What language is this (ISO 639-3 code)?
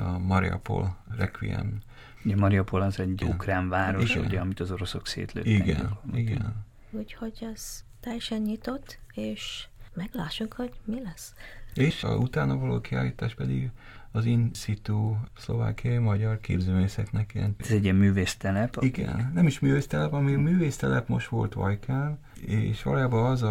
hun